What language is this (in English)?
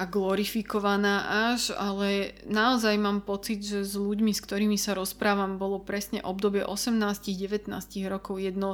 Slovak